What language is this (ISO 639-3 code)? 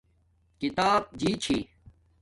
dmk